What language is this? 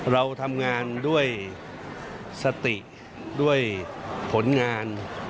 Thai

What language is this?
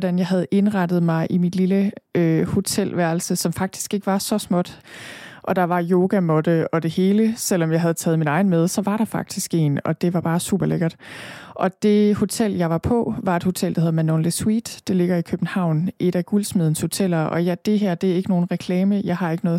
Danish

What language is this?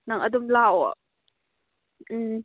Manipuri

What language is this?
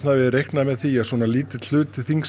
Icelandic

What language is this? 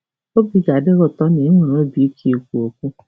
Igbo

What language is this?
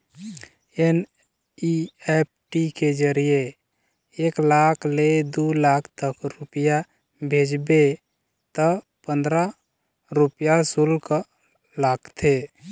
Chhattisgarhi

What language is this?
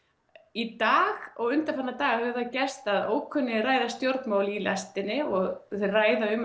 Icelandic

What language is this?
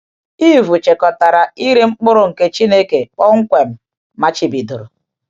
Igbo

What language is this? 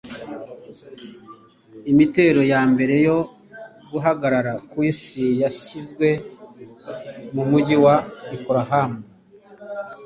Kinyarwanda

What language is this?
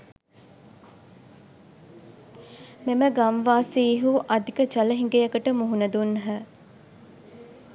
Sinhala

